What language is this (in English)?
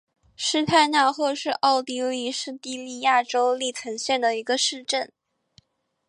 Chinese